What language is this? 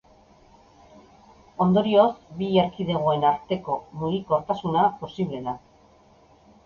Basque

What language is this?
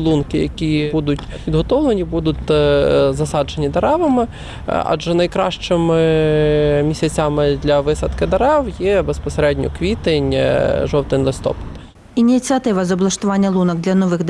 Ukrainian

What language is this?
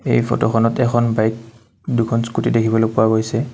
Assamese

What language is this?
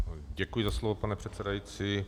Czech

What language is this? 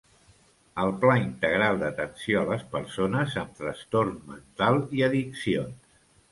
Catalan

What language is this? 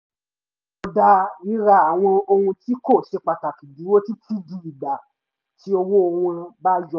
Yoruba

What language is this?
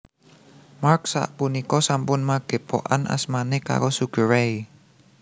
Javanese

